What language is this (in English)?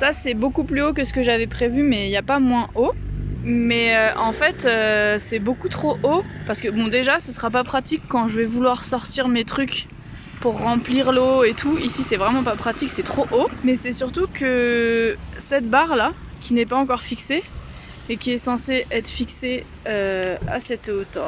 French